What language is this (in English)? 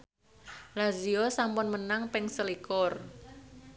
Javanese